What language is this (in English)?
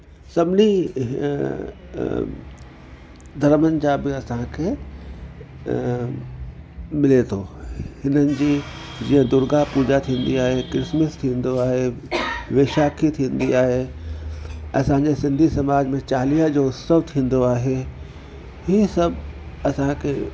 Sindhi